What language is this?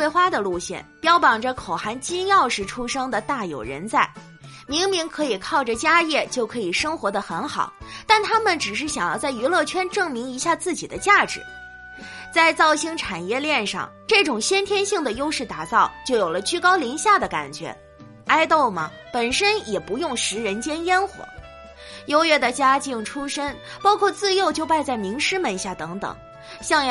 Chinese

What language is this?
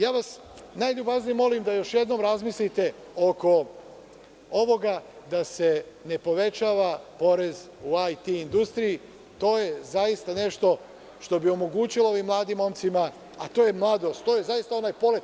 Serbian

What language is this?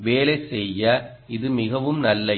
Tamil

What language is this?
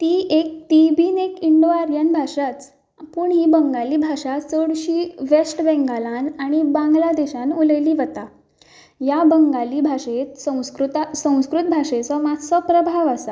Konkani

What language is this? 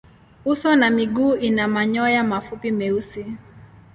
Swahili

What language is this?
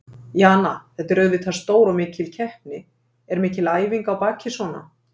Icelandic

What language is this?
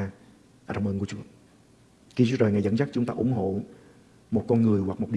Vietnamese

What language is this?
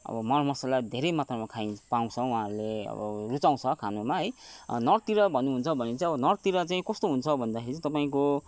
Nepali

